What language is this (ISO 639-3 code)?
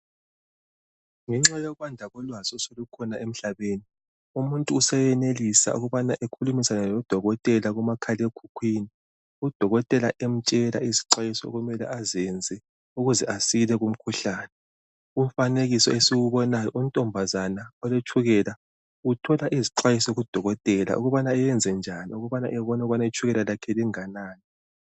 nde